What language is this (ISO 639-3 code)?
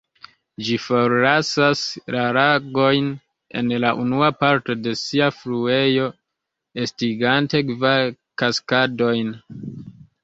epo